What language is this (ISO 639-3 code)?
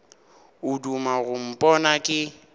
nso